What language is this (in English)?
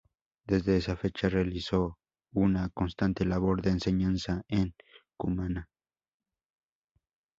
Spanish